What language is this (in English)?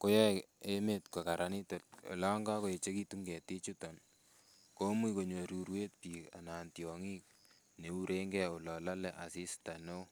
Kalenjin